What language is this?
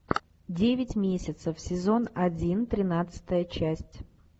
Russian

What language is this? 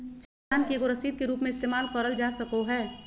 Magahi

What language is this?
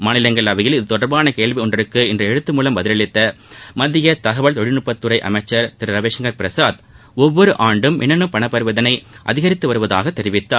Tamil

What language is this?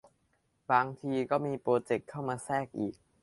Thai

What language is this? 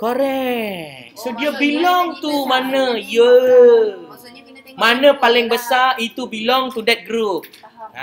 Malay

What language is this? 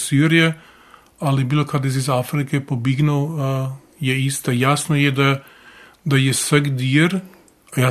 Croatian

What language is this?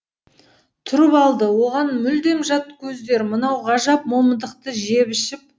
Kazakh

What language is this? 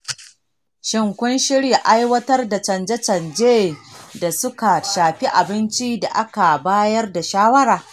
Hausa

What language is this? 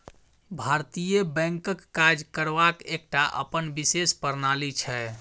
Maithili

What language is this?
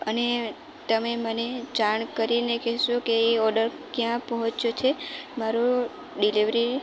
Gujarati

